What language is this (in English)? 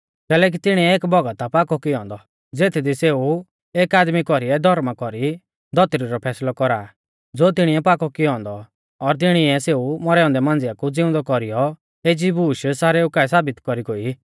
Mahasu Pahari